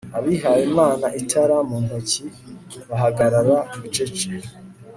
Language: Kinyarwanda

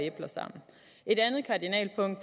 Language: Danish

